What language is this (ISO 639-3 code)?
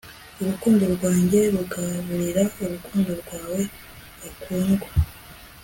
kin